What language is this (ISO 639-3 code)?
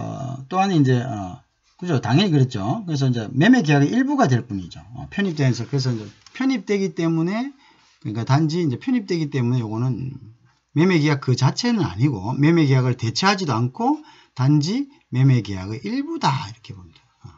kor